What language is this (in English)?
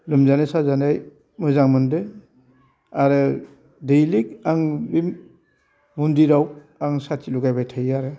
Bodo